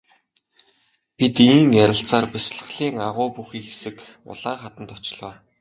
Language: Mongolian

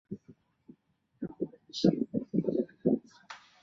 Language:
Chinese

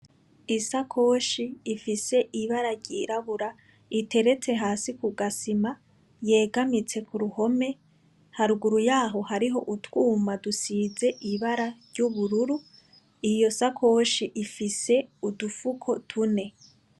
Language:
Rundi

